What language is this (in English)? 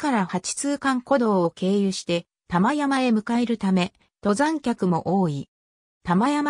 Japanese